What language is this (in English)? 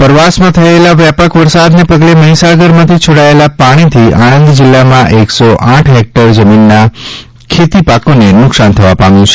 Gujarati